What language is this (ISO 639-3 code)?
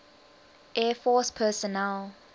eng